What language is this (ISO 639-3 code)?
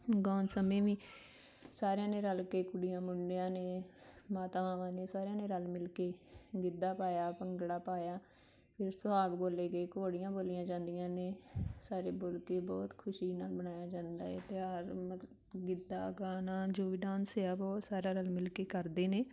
pan